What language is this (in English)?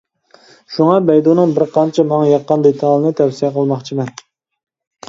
Uyghur